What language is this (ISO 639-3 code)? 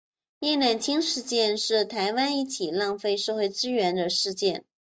zho